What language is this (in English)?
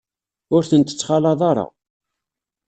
Kabyle